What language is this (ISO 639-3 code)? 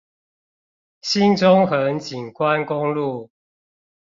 zho